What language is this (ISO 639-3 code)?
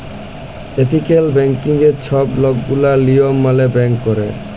ben